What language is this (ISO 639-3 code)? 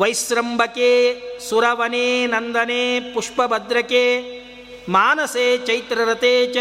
kan